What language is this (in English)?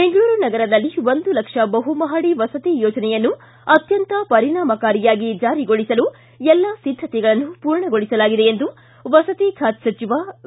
Kannada